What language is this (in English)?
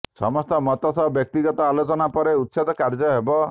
Odia